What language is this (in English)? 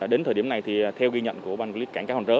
Vietnamese